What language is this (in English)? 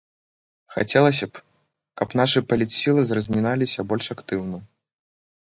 Belarusian